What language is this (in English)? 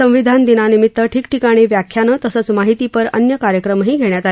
Marathi